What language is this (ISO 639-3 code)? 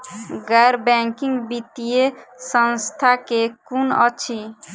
mai